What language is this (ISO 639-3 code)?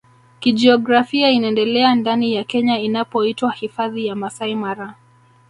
swa